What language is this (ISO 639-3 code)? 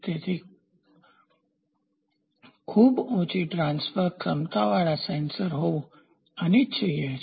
guj